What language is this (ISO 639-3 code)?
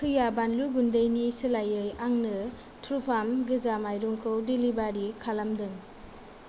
brx